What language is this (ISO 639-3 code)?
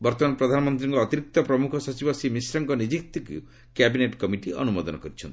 ori